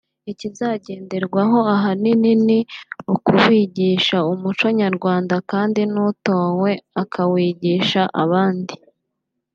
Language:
Kinyarwanda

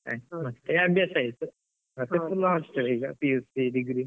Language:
Kannada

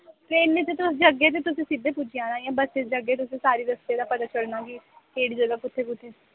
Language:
Dogri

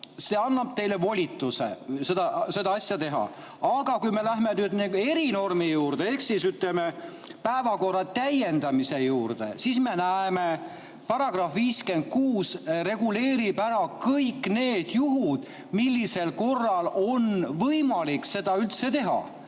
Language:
Estonian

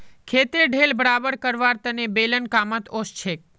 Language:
Magahi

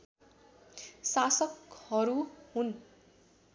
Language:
Nepali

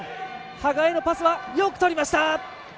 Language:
Japanese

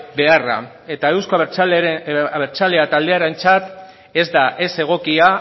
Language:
Basque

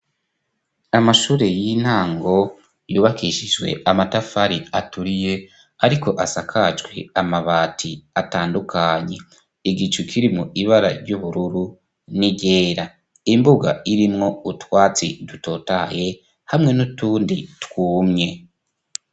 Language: Rundi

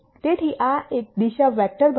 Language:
Gujarati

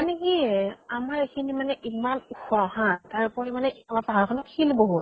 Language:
Assamese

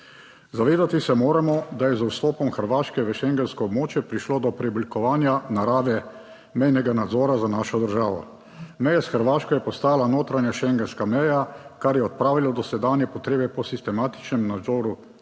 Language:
Slovenian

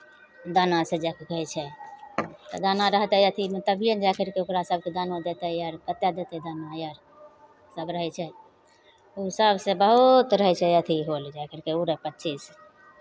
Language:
Maithili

